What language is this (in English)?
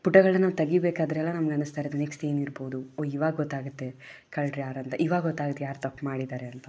Kannada